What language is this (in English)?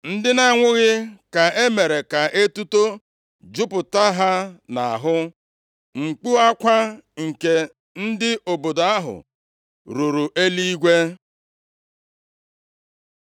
Igbo